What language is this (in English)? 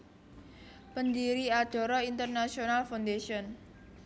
Javanese